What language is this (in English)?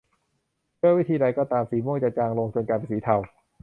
Thai